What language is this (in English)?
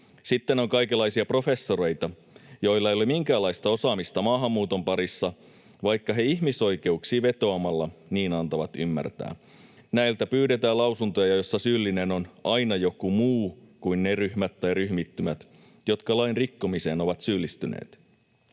Finnish